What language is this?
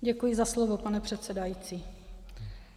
Czech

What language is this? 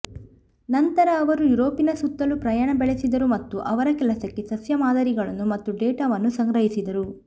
Kannada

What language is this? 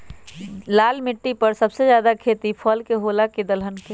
Magahi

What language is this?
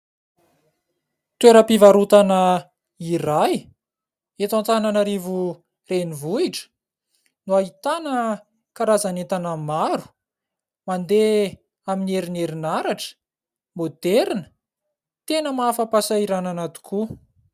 Malagasy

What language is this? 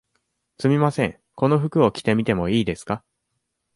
Japanese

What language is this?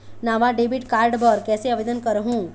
Chhattisgarhi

